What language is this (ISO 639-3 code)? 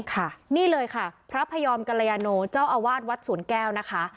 tha